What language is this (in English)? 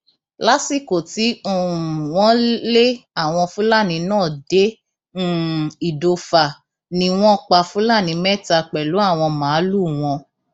Yoruba